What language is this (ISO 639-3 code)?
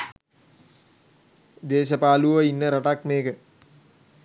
sin